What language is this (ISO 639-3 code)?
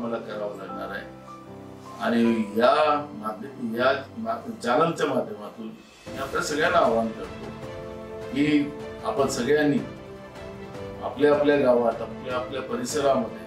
ron